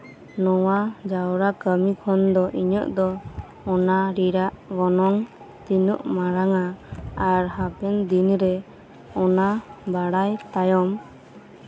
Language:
Santali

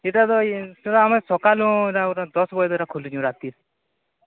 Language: Odia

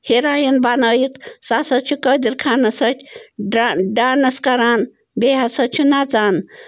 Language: Kashmiri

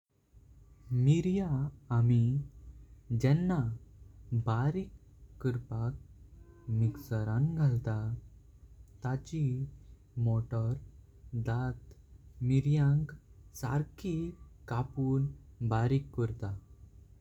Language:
Konkani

